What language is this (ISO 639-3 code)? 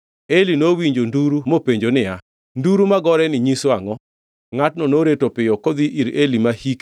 luo